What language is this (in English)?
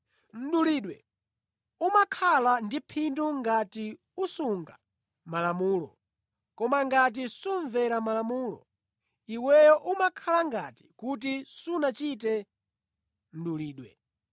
Nyanja